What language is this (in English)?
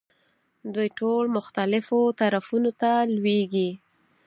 Pashto